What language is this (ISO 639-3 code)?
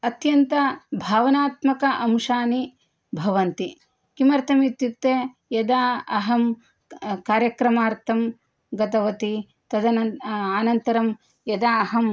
san